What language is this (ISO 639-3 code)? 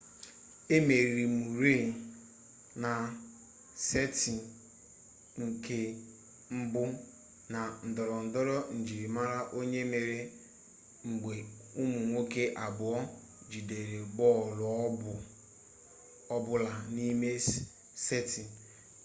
ibo